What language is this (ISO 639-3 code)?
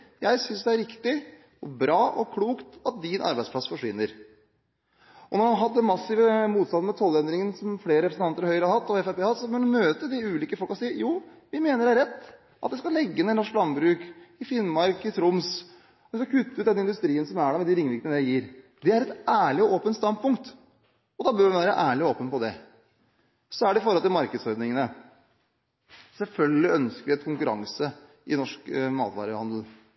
nob